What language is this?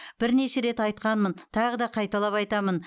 Kazakh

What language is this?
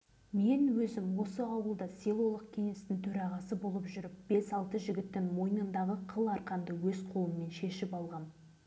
Kazakh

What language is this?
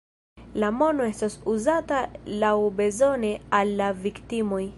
Esperanto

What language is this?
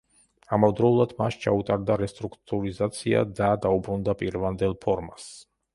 Georgian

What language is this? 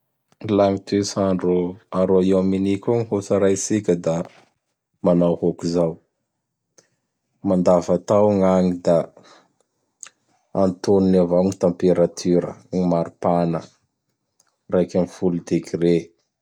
Bara Malagasy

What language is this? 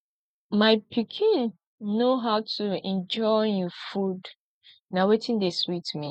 Nigerian Pidgin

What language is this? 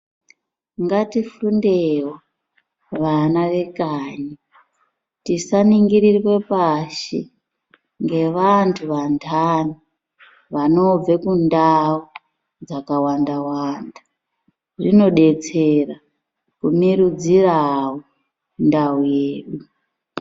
Ndau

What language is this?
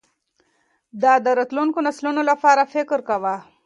Pashto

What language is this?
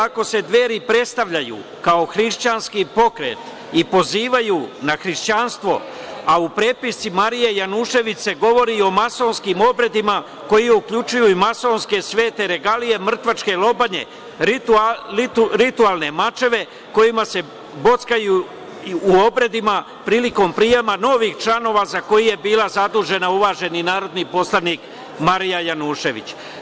Serbian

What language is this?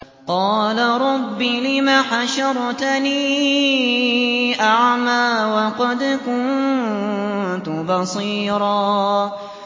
Arabic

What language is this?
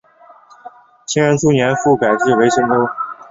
Chinese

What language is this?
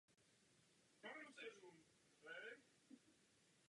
Czech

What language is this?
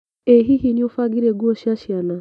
Kikuyu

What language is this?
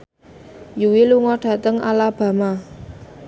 Javanese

